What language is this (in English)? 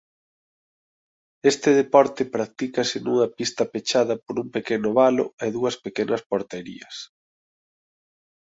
Galician